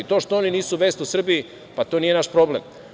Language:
Serbian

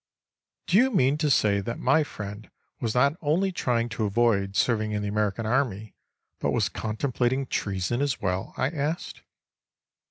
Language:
English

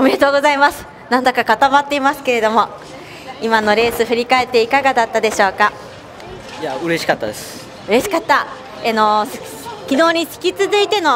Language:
Japanese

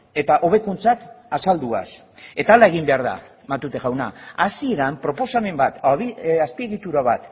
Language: Basque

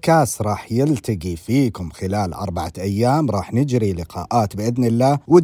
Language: Arabic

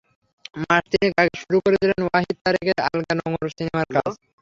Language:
Bangla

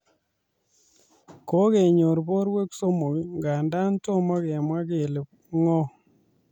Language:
Kalenjin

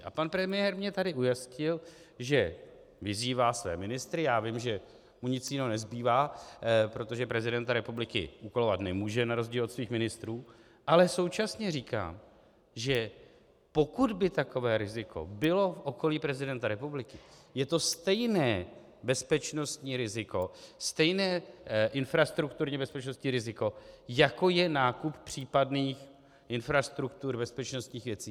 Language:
Czech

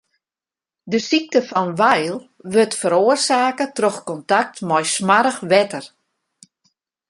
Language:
Western Frisian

